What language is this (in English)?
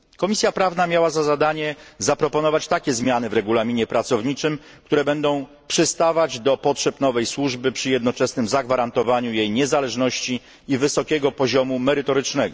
Polish